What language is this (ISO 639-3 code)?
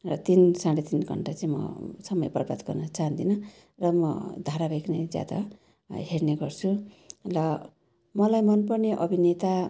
nep